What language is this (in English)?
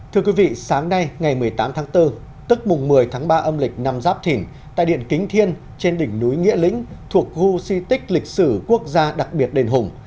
Vietnamese